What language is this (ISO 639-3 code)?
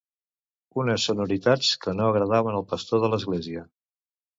cat